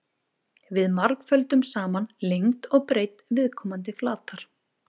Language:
Icelandic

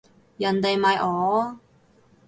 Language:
Cantonese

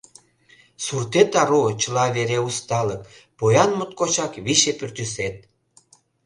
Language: Mari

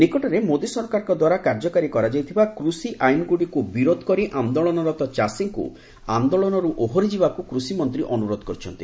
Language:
Odia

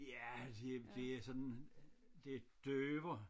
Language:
Danish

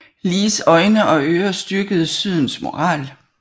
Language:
Danish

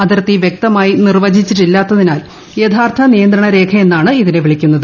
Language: Malayalam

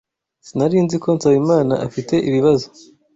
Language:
Kinyarwanda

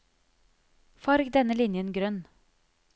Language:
Norwegian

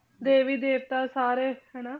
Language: Punjabi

